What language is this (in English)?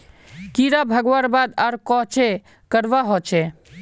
Magahi